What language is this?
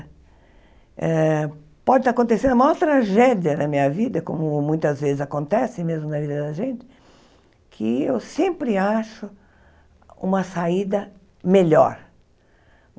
Portuguese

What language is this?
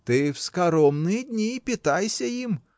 Russian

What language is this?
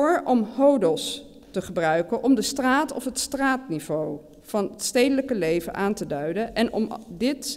Dutch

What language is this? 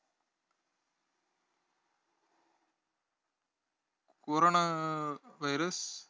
Tamil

